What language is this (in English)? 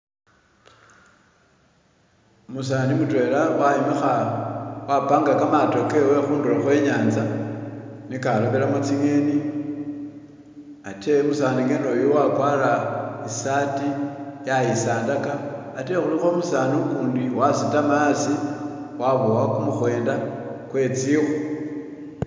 Masaaba